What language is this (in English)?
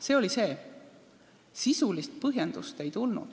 Estonian